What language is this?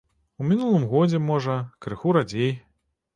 Belarusian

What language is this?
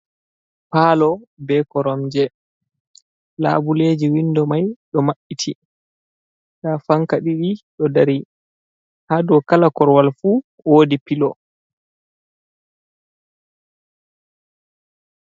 Fula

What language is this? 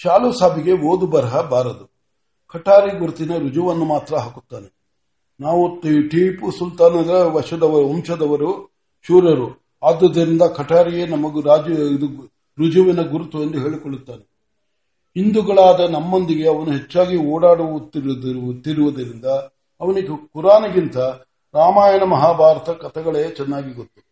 Kannada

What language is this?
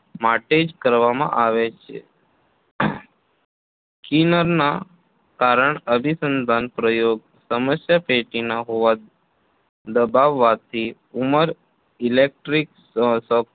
Gujarati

